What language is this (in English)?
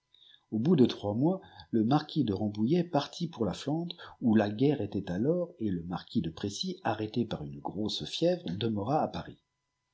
French